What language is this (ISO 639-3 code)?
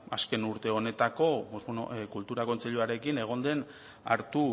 eus